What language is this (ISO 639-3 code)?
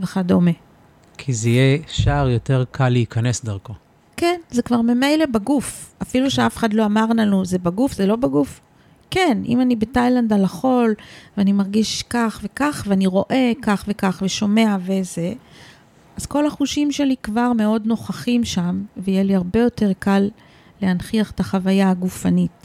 heb